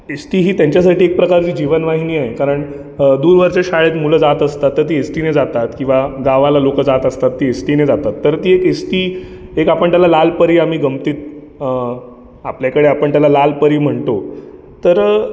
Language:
Marathi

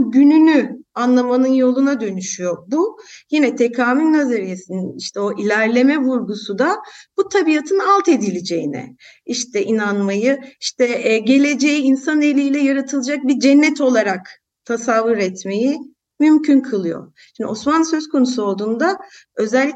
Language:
Turkish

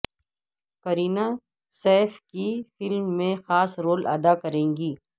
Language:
Urdu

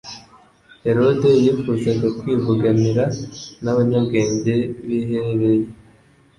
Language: Kinyarwanda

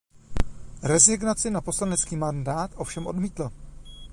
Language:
Czech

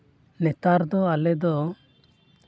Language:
Santali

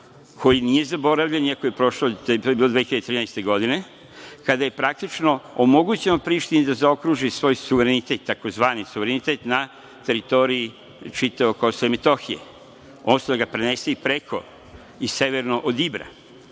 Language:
Serbian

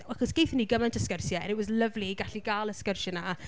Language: Welsh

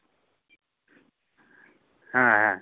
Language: Santali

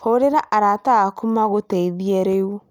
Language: Kikuyu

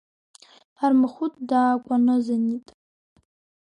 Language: Abkhazian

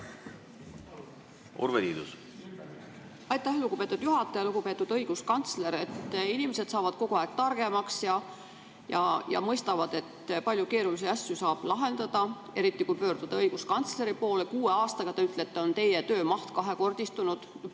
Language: Estonian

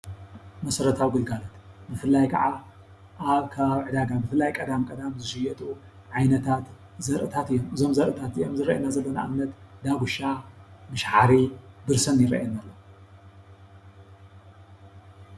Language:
Tigrinya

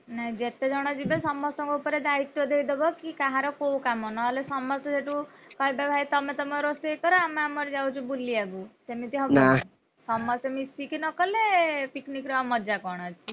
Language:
Odia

